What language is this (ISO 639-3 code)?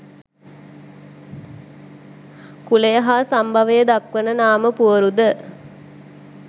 sin